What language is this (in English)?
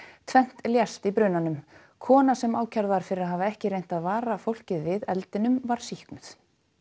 Icelandic